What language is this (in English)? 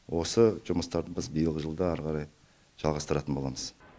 Kazakh